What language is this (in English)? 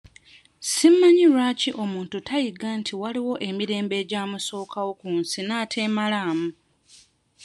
Ganda